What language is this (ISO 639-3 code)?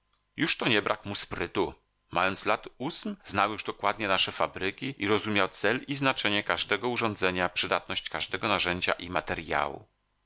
pol